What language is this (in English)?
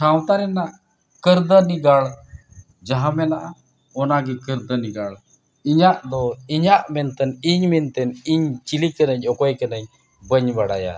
Santali